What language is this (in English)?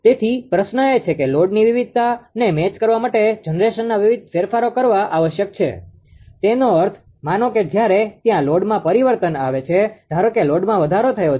Gujarati